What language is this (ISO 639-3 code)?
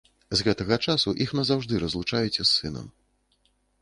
bel